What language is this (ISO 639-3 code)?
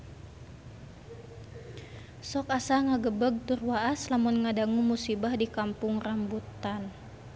sun